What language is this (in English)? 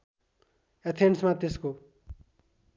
Nepali